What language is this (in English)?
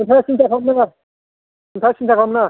Bodo